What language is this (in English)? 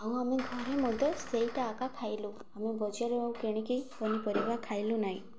Odia